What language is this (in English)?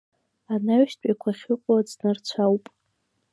Abkhazian